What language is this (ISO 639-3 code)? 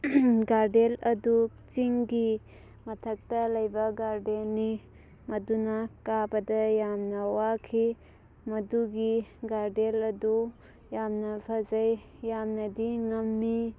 mni